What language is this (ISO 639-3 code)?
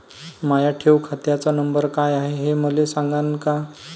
mar